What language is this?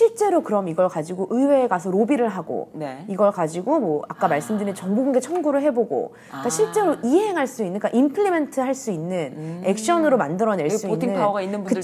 Korean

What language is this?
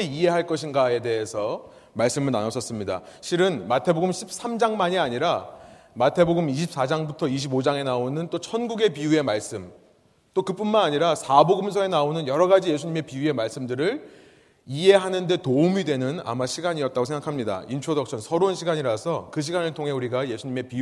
Korean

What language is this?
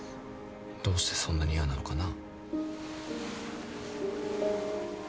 Japanese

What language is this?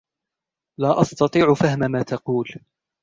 Arabic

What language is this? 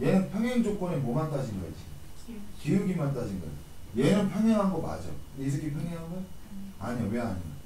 Korean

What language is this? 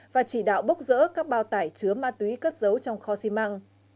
Vietnamese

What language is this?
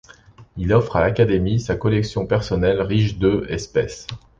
French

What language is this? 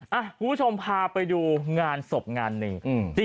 Thai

